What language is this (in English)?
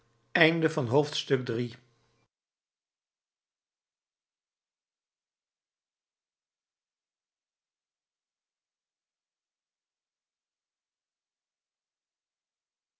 Dutch